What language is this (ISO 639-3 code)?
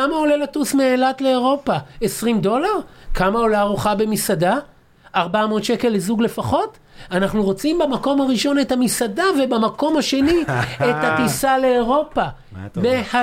heb